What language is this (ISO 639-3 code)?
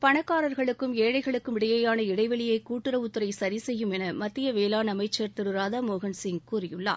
tam